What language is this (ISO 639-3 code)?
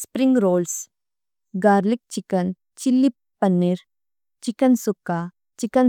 tcy